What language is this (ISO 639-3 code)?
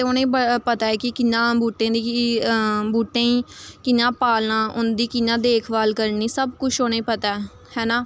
doi